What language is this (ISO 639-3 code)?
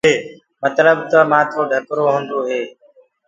ggg